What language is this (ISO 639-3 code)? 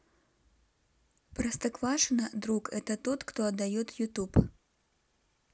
rus